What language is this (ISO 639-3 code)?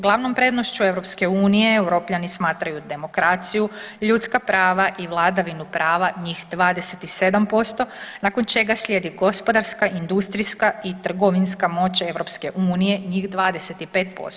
hrv